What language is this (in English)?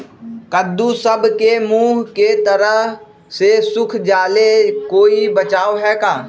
Magahi